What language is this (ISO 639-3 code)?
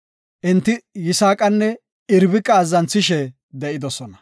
gof